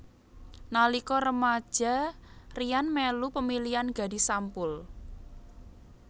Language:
Javanese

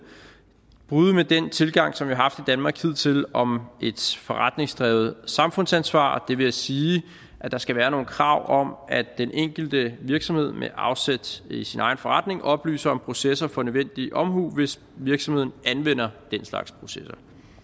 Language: Danish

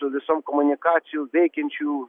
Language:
Lithuanian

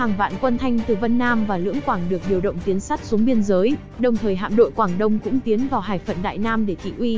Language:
Vietnamese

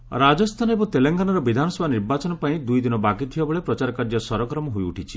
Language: Odia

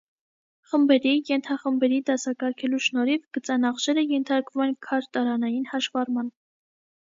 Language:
Armenian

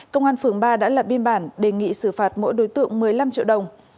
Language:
Vietnamese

